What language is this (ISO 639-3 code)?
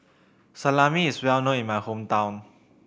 eng